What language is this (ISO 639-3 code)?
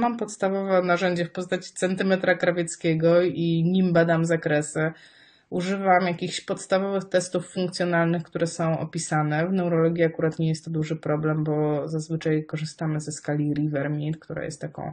pol